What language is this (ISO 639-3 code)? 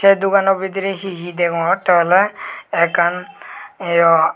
ccp